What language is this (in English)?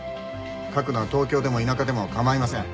Japanese